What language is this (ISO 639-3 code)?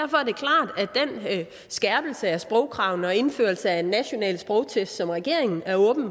dan